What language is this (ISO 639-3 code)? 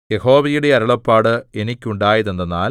mal